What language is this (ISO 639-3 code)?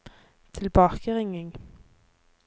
nor